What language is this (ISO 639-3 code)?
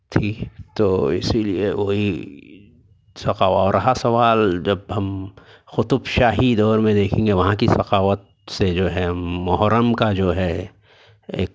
urd